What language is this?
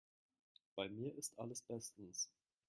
German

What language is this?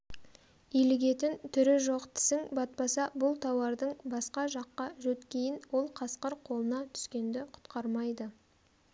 Kazakh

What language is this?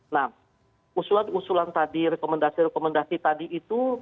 Indonesian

